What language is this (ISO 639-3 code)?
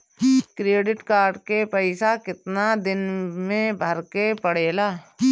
bho